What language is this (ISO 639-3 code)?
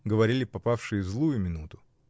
rus